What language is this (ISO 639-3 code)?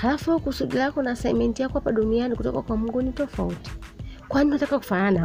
swa